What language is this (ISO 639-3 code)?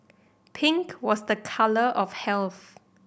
eng